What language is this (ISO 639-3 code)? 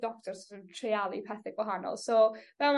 cym